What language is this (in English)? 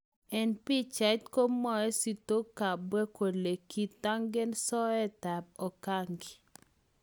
Kalenjin